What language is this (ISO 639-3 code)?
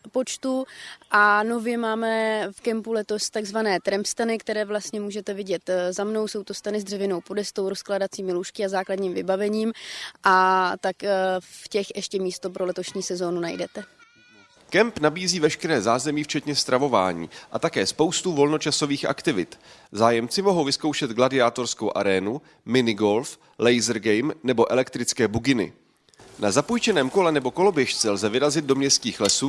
ces